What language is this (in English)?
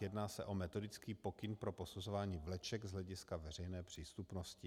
Czech